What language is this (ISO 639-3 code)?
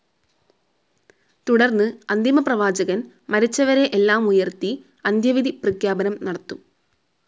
mal